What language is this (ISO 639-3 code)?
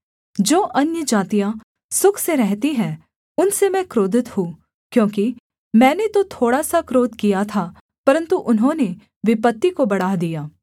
hin